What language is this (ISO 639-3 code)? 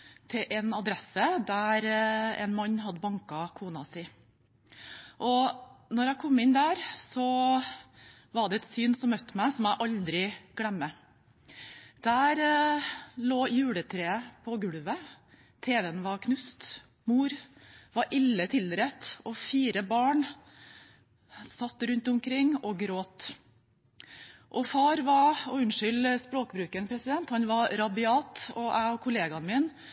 nob